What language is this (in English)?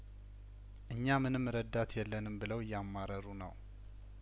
Amharic